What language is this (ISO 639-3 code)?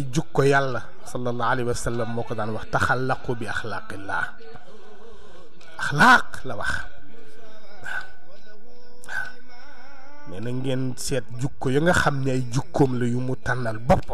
ara